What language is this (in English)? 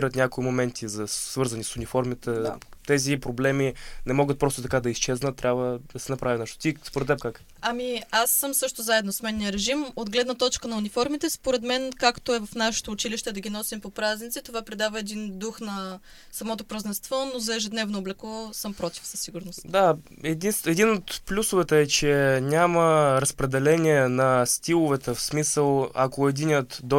Bulgarian